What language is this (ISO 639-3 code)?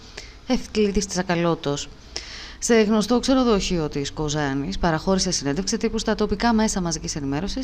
ell